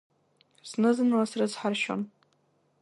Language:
Abkhazian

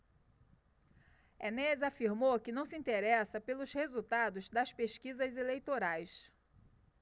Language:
Portuguese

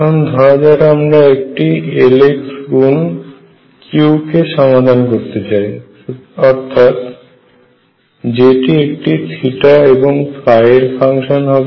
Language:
Bangla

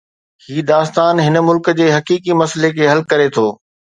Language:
Sindhi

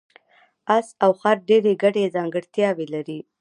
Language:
Pashto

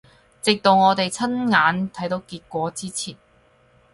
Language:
Cantonese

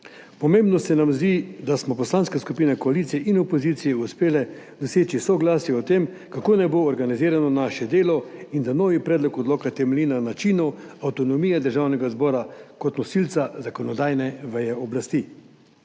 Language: Slovenian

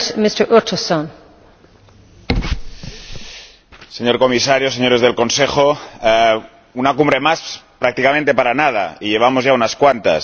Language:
Spanish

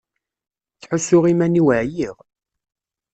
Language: Kabyle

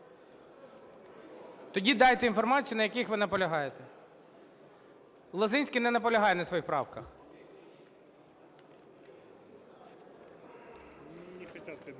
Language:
Ukrainian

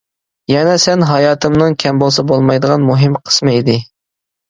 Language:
Uyghur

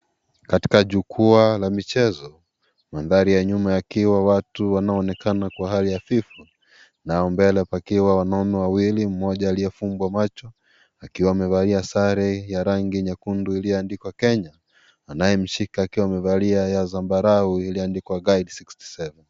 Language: Swahili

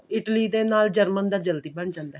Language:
Punjabi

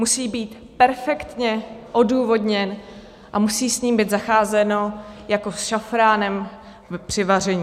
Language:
Czech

